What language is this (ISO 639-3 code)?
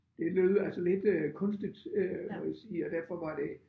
dan